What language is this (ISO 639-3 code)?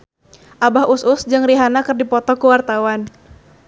sun